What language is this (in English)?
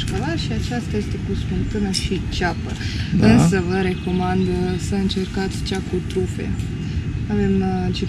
Romanian